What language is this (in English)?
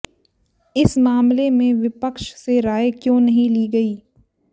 Hindi